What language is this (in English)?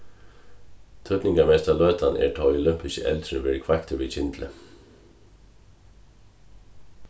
Faroese